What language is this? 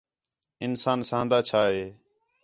Khetrani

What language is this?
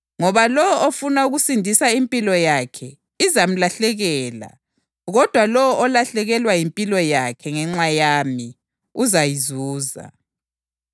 North Ndebele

